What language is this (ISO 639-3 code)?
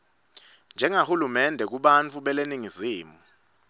ssw